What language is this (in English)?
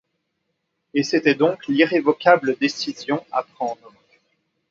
French